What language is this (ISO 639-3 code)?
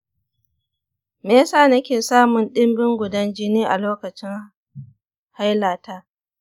hau